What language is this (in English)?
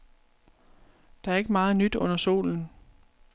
Danish